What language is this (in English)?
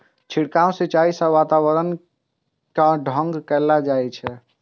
Maithili